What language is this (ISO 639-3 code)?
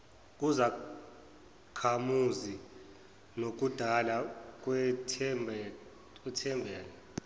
zul